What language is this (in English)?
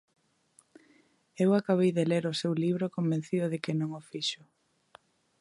Galician